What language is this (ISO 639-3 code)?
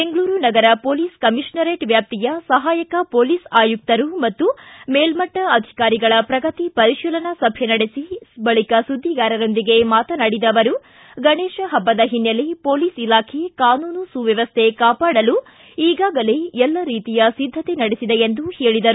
kan